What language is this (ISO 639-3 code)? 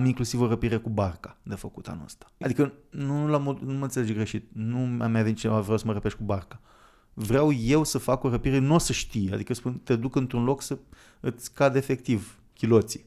ron